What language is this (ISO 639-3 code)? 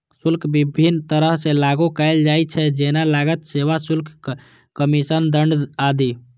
mai